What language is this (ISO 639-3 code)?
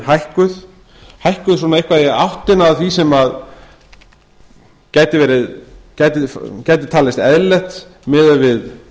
isl